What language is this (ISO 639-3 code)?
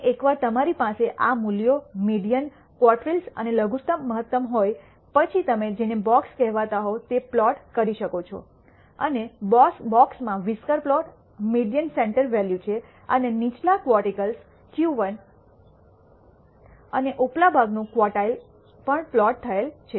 guj